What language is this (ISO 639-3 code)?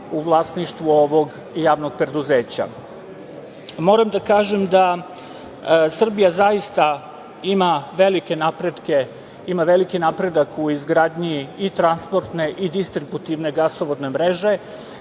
srp